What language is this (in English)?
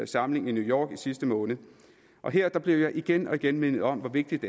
Danish